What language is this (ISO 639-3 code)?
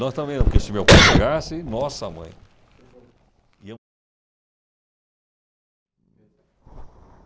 por